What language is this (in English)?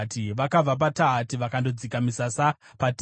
Shona